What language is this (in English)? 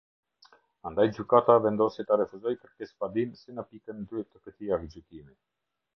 Albanian